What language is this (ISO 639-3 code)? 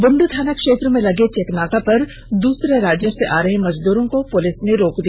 hin